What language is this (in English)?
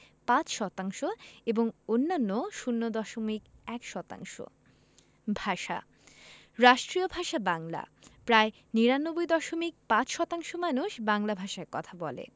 Bangla